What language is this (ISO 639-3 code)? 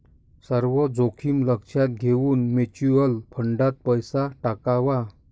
mar